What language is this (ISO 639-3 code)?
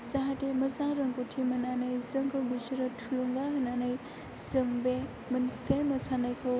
brx